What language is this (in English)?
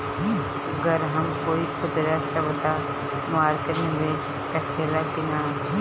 Bhojpuri